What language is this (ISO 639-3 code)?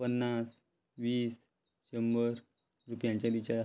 kok